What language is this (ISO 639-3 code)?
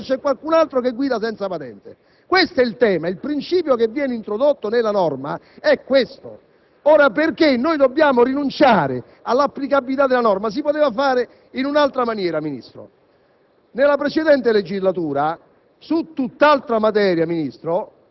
ita